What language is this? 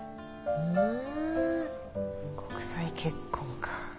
Japanese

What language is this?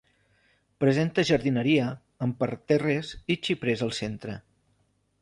Catalan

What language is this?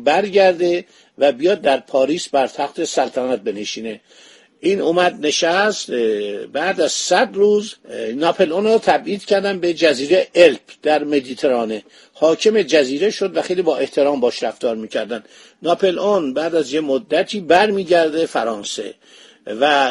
Persian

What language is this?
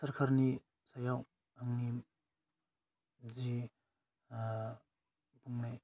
Bodo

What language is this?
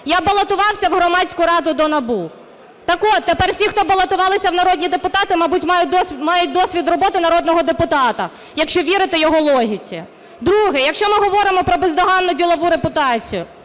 Ukrainian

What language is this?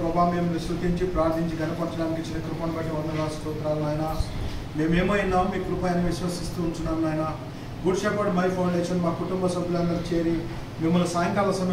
Romanian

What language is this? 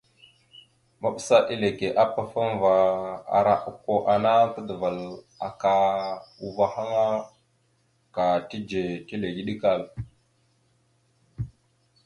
Mada (Cameroon)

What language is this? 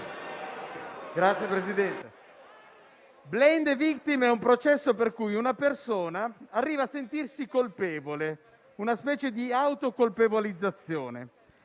Italian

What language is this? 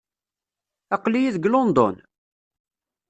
Kabyle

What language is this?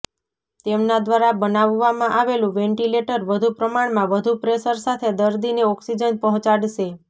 Gujarati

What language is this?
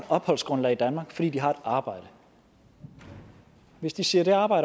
Danish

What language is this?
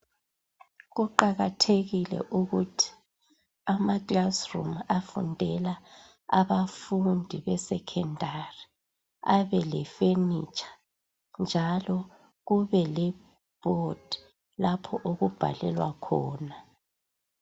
North Ndebele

